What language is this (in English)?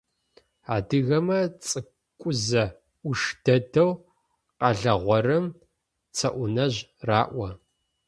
Adyghe